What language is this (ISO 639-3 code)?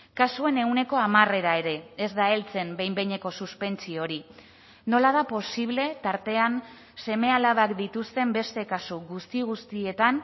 eus